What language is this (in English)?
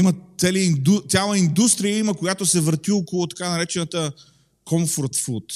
Bulgarian